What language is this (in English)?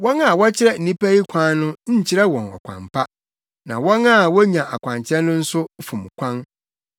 Akan